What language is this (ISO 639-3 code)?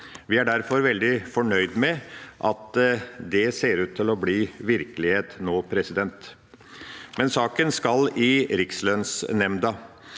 nor